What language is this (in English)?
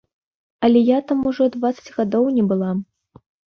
Belarusian